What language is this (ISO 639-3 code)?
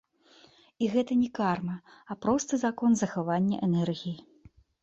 bel